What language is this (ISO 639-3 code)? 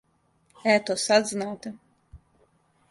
srp